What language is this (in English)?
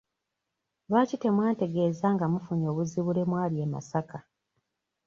Ganda